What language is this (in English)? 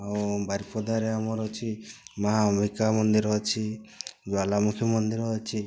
Odia